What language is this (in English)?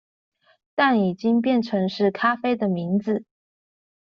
Chinese